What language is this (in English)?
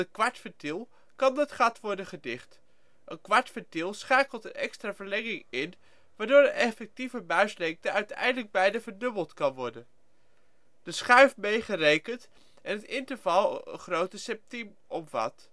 Dutch